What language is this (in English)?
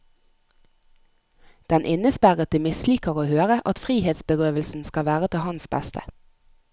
Norwegian